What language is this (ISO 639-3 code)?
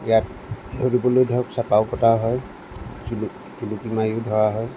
asm